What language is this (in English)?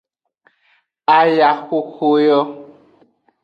Aja (Benin)